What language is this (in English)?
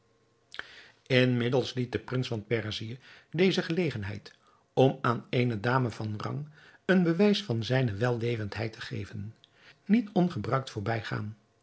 Dutch